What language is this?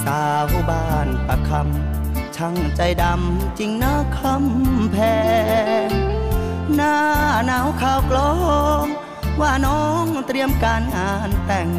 Thai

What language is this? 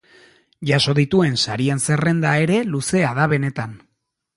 Basque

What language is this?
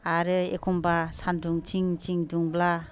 Bodo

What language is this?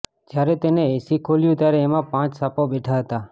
Gujarati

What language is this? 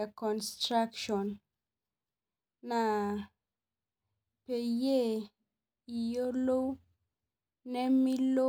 Masai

